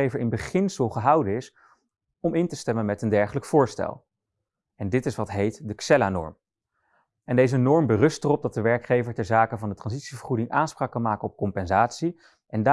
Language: Dutch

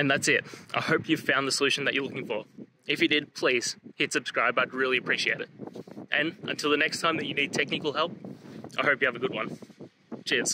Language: English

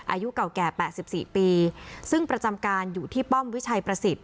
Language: Thai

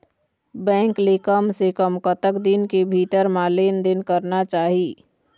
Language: Chhattisgarhi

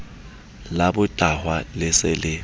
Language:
Southern Sotho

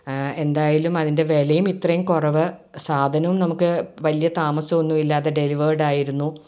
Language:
Malayalam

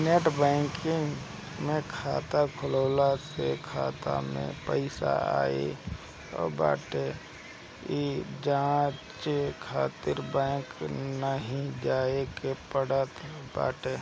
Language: Bhojpuri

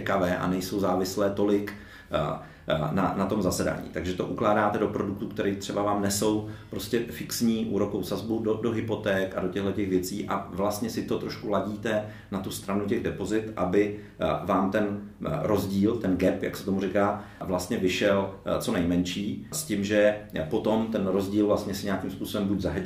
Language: Czech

